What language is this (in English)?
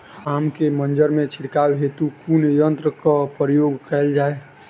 Maithili